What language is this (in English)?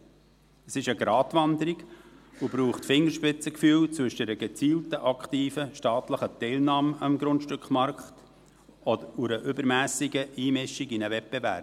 Swiss German